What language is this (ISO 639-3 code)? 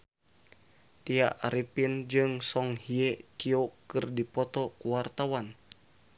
sun